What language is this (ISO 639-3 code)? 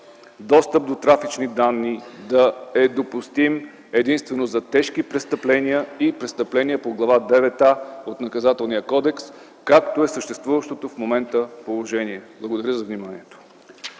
bul